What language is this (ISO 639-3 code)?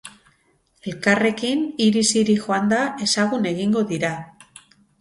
eus